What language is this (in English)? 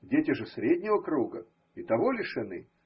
Russian